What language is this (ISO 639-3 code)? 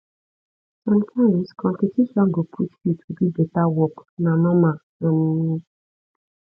pcm